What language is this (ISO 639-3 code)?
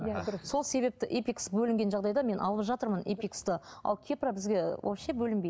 kaz